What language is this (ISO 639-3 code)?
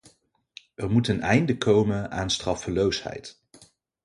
nld